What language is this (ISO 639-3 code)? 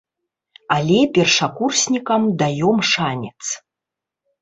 bel